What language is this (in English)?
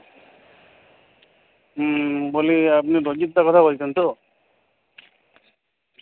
Bangla